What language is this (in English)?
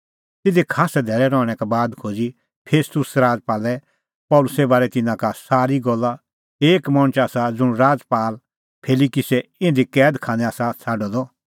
Kullu Pahari